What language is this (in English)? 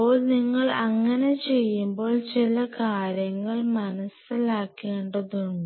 Malayalam